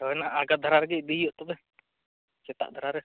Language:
Santali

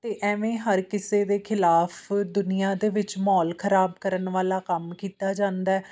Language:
Punjabi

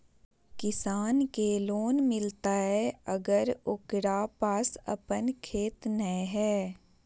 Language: Magahi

